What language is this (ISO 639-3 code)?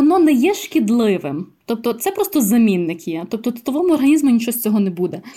ukr